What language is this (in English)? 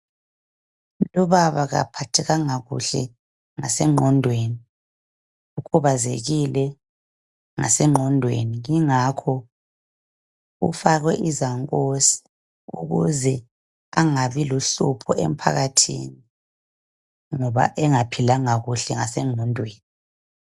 North Ndebele